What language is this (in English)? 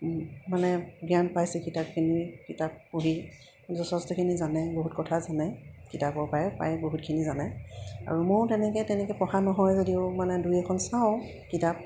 Assamese